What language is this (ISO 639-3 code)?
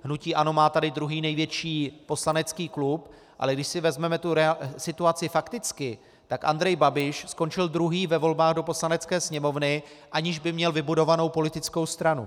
ces